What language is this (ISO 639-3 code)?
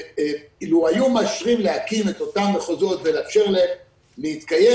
heb